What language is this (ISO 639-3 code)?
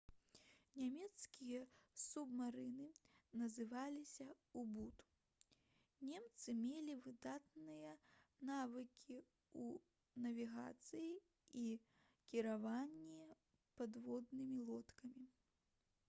bel